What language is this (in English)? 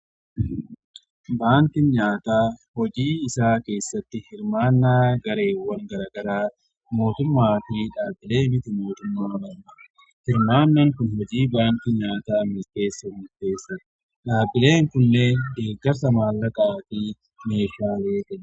Oromo